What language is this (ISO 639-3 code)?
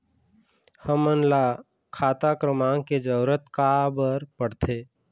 hne